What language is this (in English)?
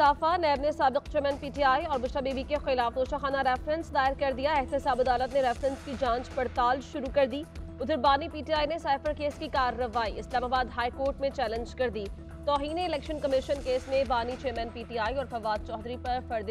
Hindi